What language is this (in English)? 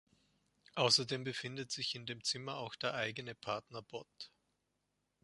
German